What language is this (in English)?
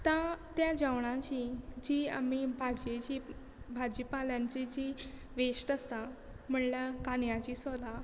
Konkani